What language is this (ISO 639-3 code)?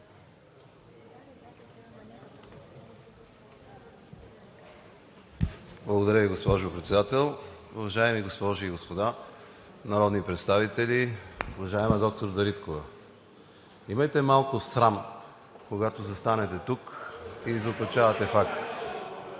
bul